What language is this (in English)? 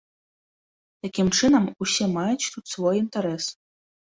Belarusian